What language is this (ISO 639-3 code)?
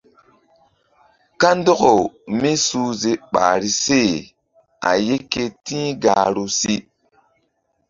mdd